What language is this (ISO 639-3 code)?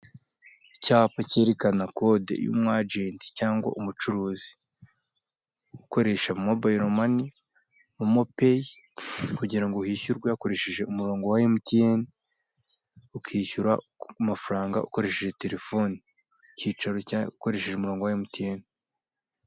kin